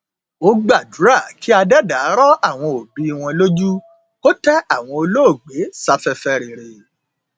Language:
Yoruba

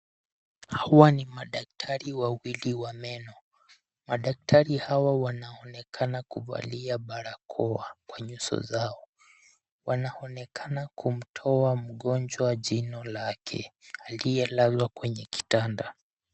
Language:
Swahili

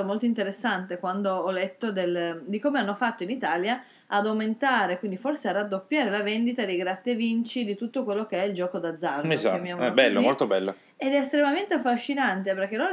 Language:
Italian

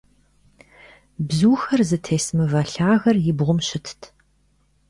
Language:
Kabardian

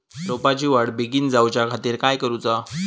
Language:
Marathi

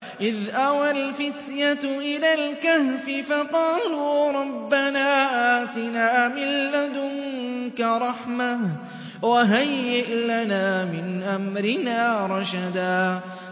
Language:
Arabic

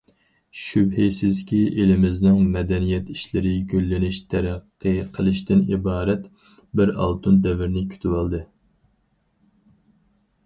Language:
Uyghur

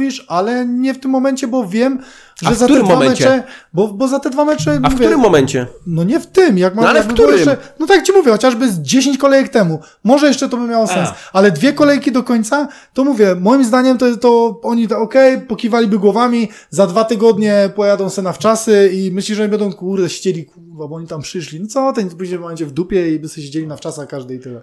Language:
Polish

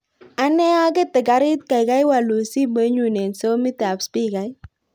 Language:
Kalenjin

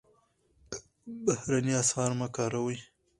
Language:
Pashto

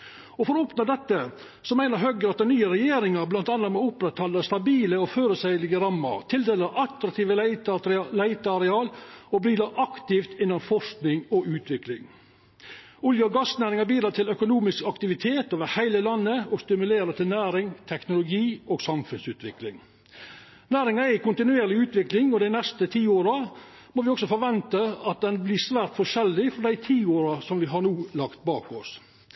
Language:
Norwegian Nynorsk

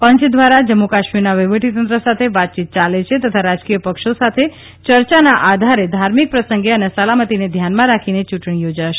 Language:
Gujarati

